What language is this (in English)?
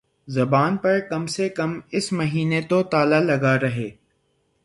Urdu